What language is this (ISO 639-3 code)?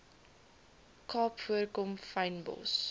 afr